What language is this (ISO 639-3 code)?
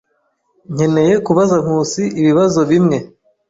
kin